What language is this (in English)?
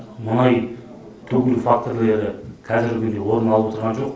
Kazakh